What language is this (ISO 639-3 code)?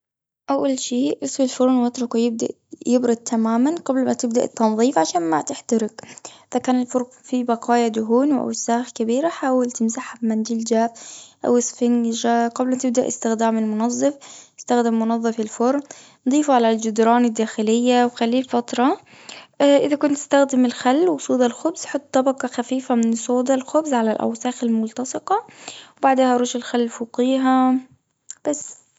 afb